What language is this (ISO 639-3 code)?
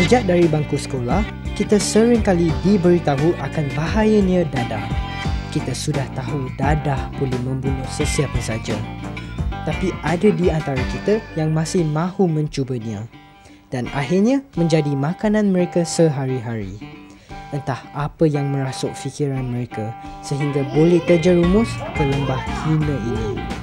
msa